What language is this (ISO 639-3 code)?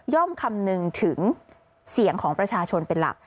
tha